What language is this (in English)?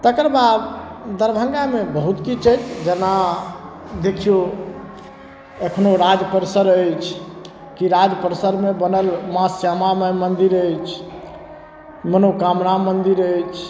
Maithili